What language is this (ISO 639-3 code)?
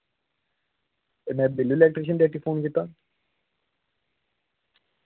doi